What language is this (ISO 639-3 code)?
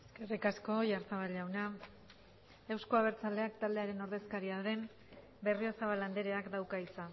eus